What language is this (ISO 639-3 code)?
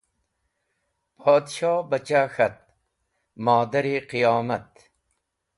wbl